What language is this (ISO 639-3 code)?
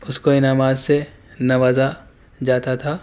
urd